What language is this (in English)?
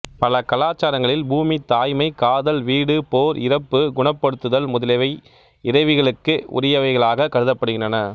Tamil